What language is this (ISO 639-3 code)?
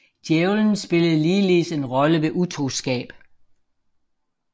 dan